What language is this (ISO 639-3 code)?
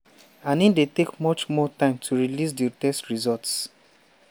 pcm